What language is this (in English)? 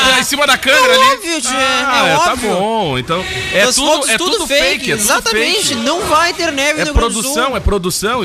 Portuguese